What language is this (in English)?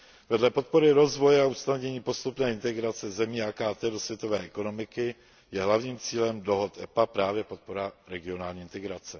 Czech